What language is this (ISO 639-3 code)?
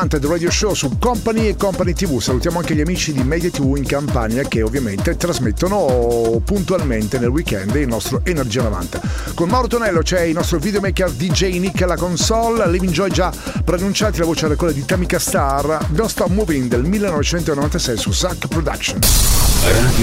ita